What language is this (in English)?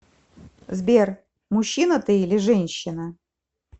Russian